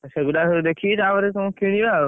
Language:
Odia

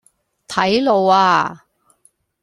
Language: Cantonese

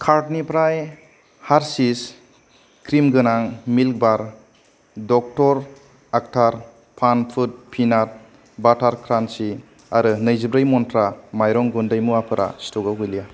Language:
Bodo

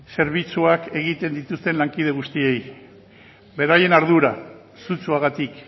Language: Basque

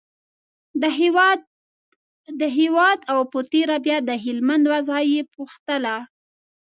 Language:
Pashto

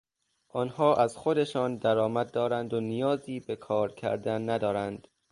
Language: Persian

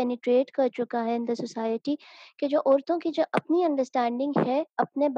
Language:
Urdu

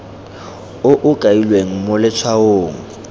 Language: Tswana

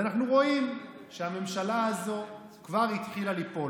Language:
Hebrew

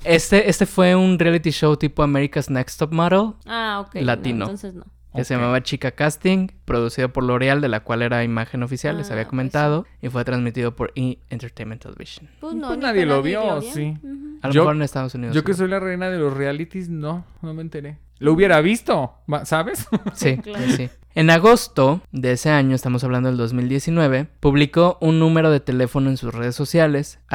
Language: Spanish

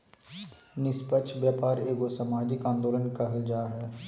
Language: Magahi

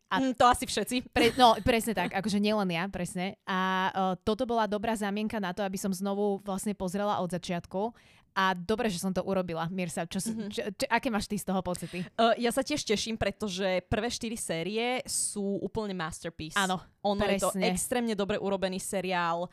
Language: Slovak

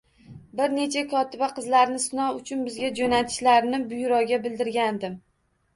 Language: Uzbek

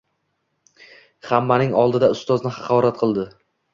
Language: Uzbek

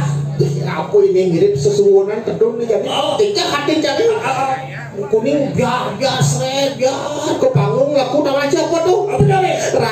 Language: Indonesian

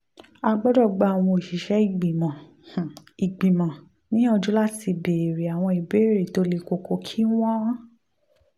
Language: Yoruba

